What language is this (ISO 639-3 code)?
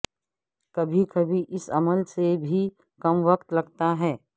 urd